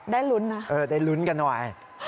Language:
Thai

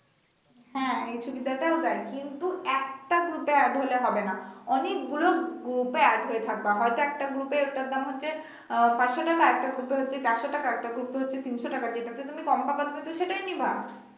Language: Bangla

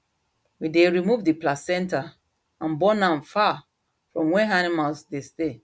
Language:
Nigerian Pidgin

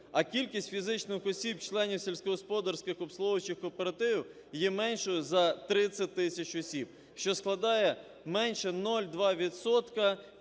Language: Ukrainian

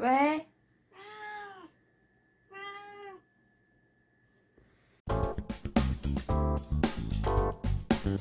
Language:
Korean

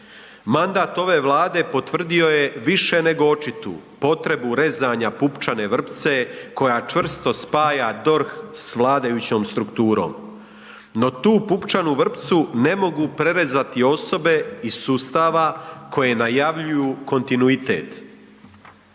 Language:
Croatian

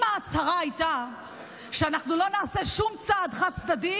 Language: Hebrew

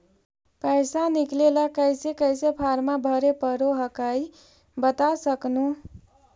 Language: Magahi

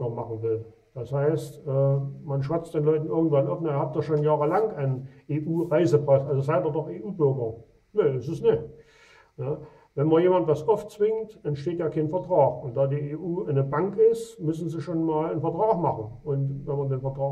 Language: German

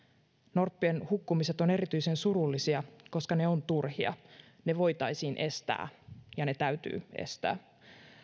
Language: Finnish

